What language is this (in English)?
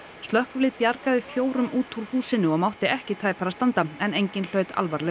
Icelandic